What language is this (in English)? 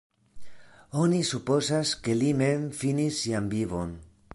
Esperanto